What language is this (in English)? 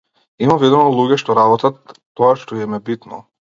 Macedonian